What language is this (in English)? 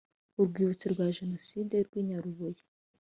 Kinyarwanda